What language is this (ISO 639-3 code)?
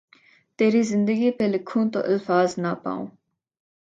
urd